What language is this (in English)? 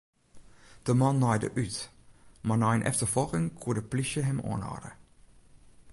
Western Frisian